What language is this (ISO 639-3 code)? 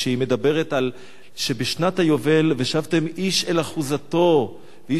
heb